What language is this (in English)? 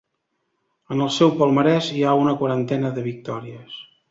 Catalan